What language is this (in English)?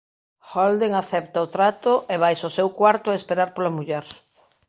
Galician